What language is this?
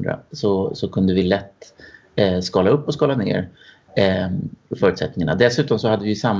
Swedish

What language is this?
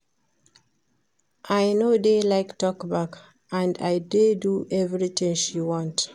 Nigerian Pidgin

